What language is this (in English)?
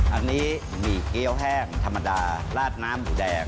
Thai